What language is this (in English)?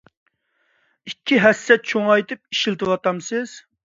Uyghur